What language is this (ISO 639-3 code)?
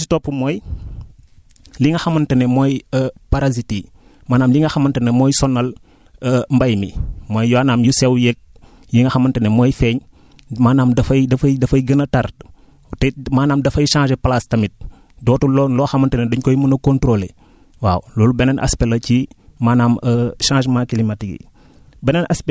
wol